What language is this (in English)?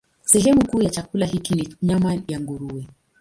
Swahili